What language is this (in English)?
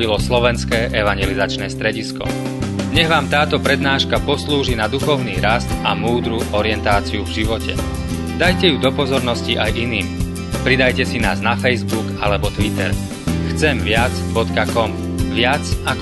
Slovak